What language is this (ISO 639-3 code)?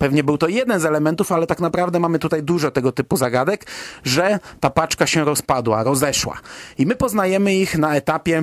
pol